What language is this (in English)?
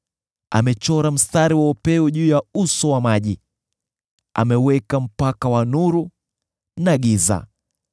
Swahili